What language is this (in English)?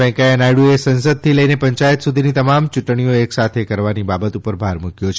Gujarati